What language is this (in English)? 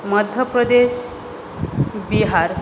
Sanskrit